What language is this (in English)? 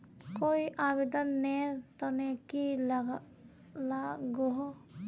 Magahi